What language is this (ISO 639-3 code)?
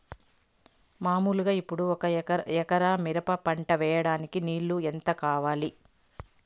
tel